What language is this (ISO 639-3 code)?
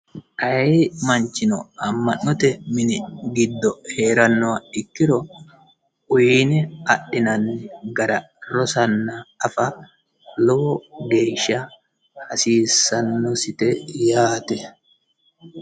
sid